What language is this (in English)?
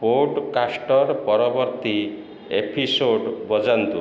Odia